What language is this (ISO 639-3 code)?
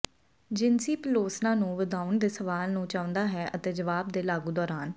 pan